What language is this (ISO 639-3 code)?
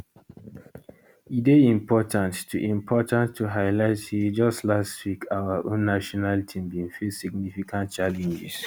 pcm